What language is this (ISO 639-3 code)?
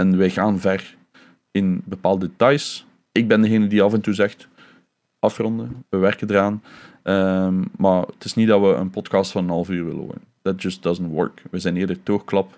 nld